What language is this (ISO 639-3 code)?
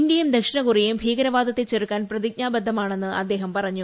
mal